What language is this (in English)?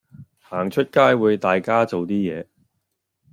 Cantonese